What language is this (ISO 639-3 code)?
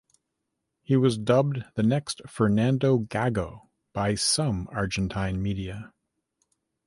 eng